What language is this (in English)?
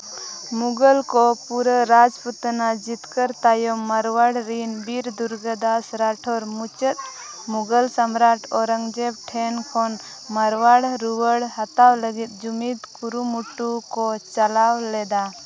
Santali